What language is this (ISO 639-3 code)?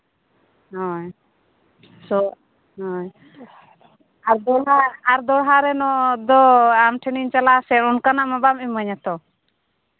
sat